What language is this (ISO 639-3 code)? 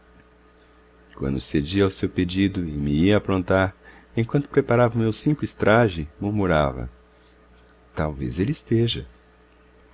por